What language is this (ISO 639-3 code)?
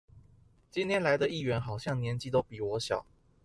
zho